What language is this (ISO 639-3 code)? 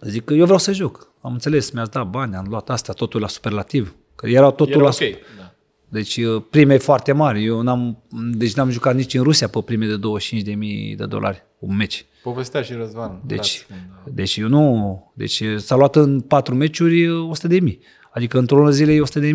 ron